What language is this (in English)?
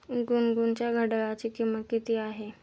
Marathi